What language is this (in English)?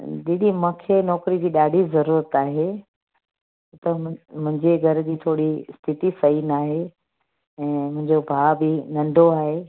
Sindhi